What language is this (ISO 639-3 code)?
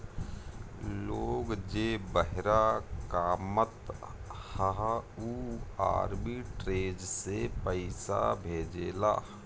bho